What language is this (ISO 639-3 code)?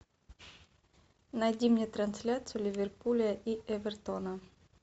rus